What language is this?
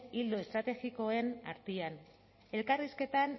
Basque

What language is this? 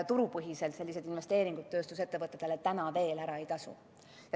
Estonian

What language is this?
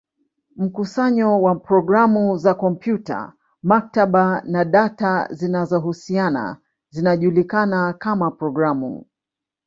Swahili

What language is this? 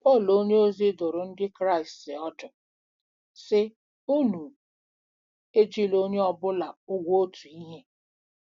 Igbo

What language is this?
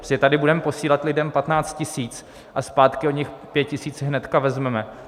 Czech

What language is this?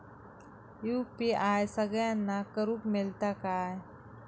Marathi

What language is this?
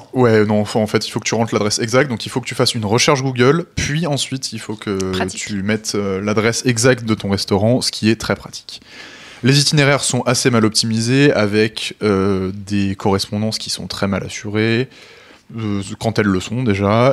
French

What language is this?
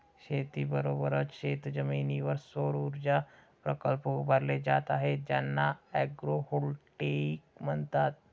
Marathi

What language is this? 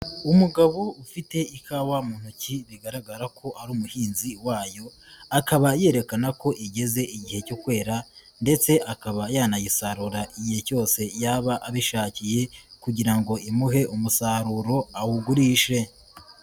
Kinyarwanda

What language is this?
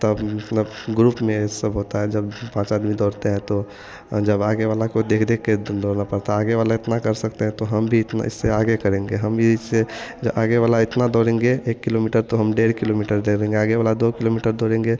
Hindi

